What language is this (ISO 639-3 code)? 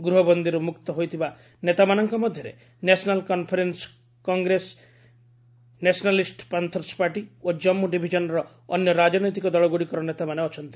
ori